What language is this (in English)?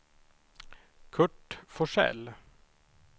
Swedish